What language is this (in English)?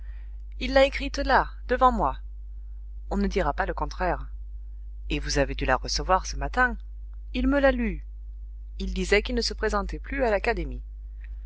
French